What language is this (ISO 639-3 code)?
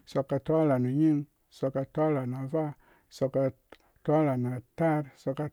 ldb